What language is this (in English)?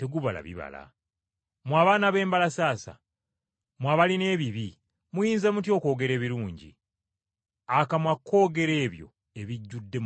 Ganda